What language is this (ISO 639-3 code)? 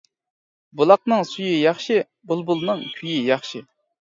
uig